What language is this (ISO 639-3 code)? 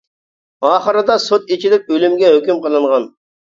uig